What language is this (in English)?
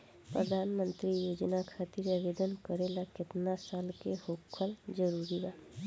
Bhojpuri